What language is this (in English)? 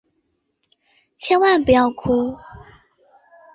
Chinese